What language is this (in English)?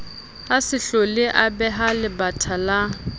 Southern Sotho